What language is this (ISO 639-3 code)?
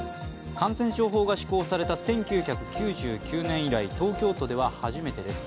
jpn